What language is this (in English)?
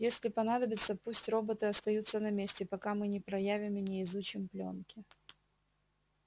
Russian